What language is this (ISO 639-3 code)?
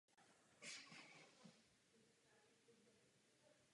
ces